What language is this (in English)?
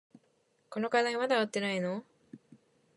Japanese